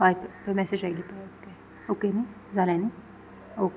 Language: Konkani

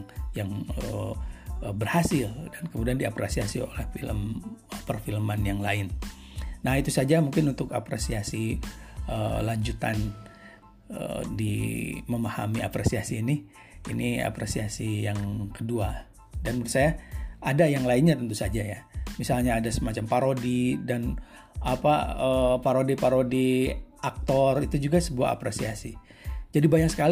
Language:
Indonesian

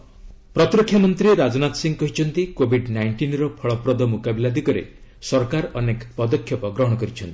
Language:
Odia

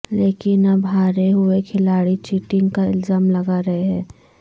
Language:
Urdu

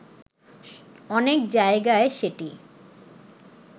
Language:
Bangla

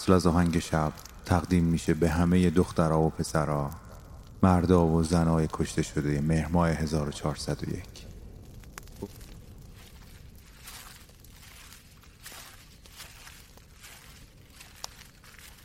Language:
Persian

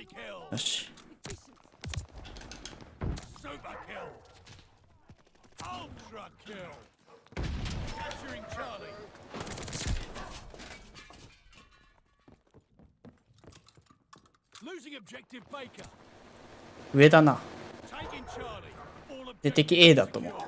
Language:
Japanese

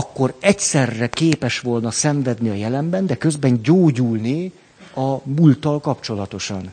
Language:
Hungarian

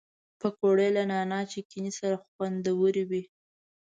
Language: Pashto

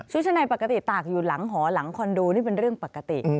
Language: Thai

